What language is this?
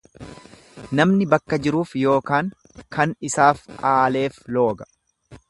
Oromo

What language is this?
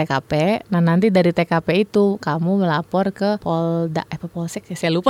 Indonesian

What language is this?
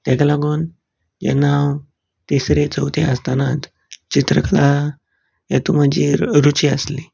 Konkani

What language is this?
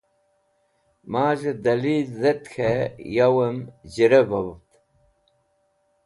Wakhi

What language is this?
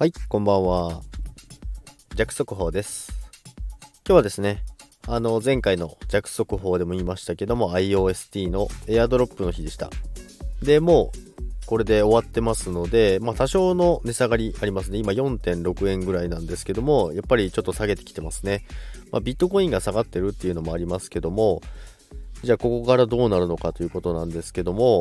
Japanese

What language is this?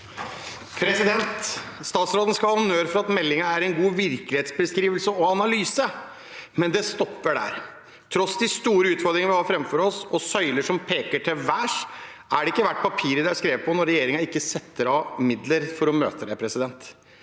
Norwegian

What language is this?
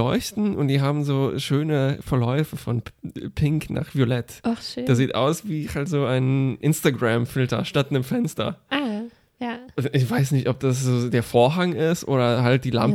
German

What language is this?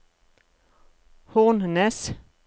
Norwegian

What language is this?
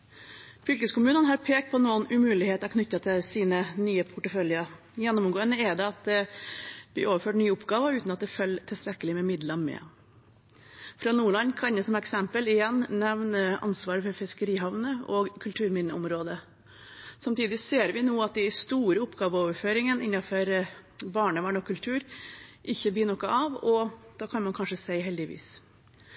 Norwegian Bokmål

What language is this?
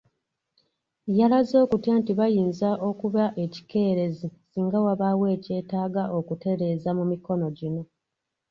Ganda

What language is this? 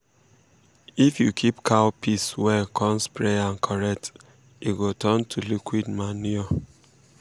Nigerian Pidgin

